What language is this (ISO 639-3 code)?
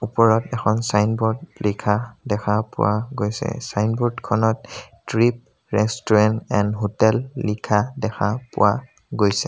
asm